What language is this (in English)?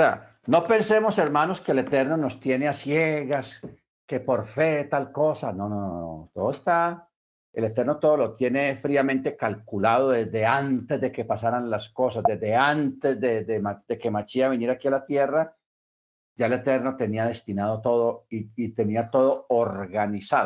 Spanish